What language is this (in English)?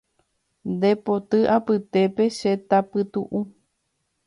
Guarani